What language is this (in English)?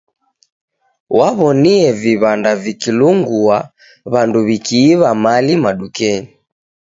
Taita